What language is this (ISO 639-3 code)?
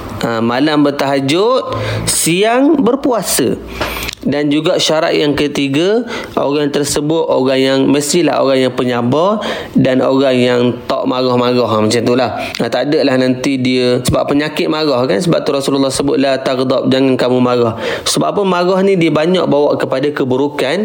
msa